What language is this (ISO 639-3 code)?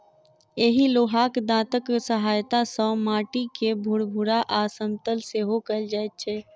mai